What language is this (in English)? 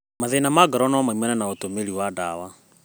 Kikuyu